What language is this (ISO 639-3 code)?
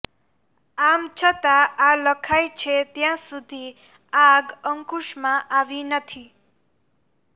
guj